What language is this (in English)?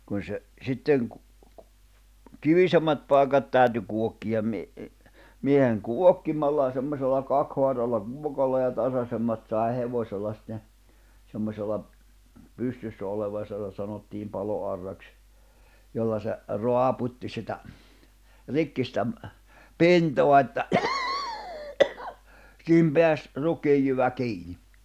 Finnish